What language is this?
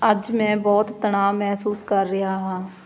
Punjabi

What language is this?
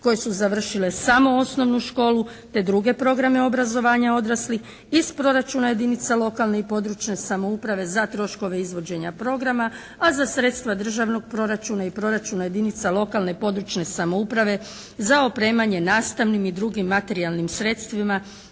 Croatian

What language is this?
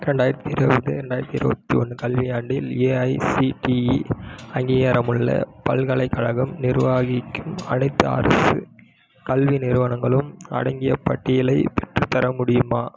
Tamil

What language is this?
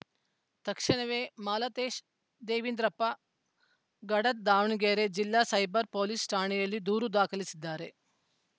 Kannada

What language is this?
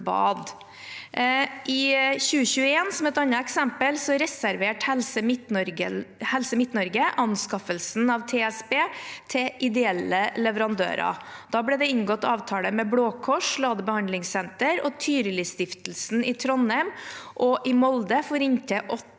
Norwegian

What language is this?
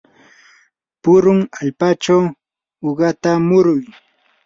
Yanahuanca Pasco Quechua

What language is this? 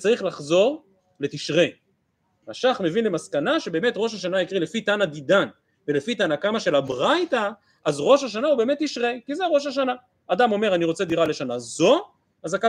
Hebrew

